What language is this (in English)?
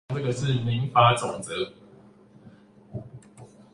Chinese